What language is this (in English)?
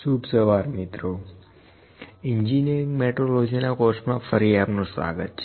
Gujarati